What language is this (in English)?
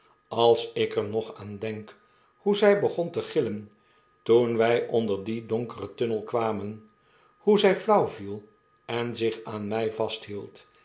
Dutch